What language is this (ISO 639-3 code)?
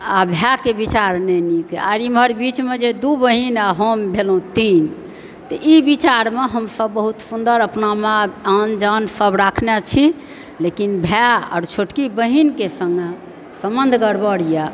mai